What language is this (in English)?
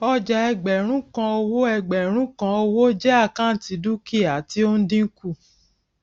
Yoruba